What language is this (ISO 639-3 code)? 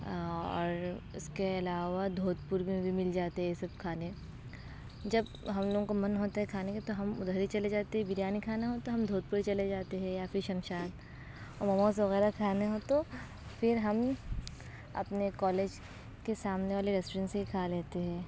urd